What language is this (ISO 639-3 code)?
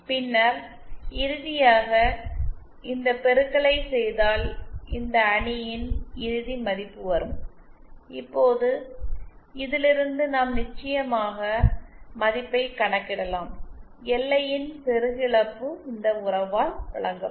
tam